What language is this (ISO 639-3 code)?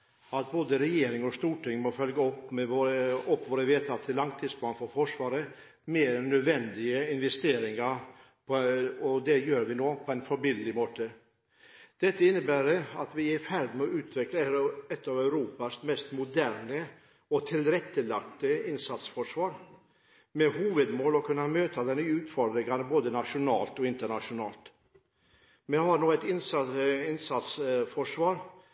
nob